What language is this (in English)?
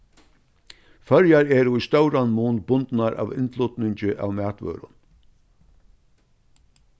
Faroese